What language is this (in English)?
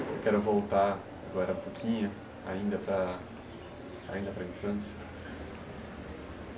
Portuguese